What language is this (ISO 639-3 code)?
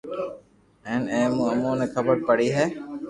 lrk